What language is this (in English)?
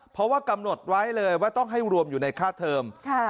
Thai